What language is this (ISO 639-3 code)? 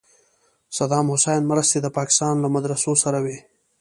pus